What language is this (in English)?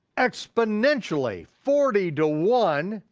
English